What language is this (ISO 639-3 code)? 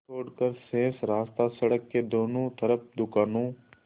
hin